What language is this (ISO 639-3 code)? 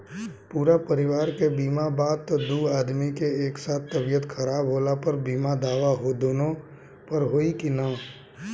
bho